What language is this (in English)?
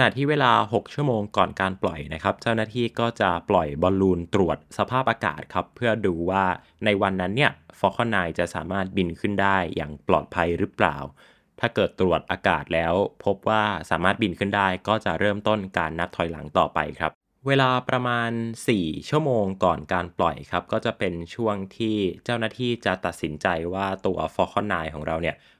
Thai